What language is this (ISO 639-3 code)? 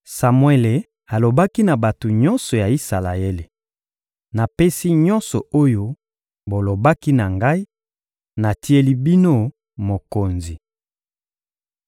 lin